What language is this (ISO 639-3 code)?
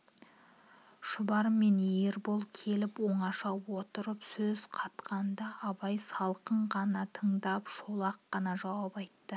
kaz